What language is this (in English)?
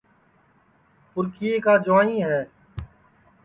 Sansi